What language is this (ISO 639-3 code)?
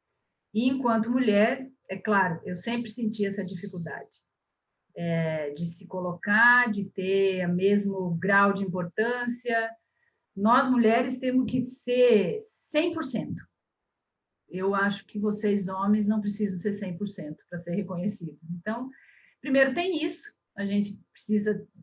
por